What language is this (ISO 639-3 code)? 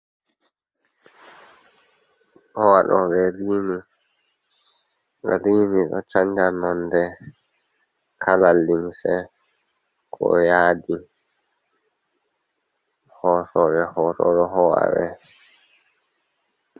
ful